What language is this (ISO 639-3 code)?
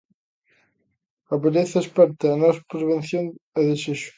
glg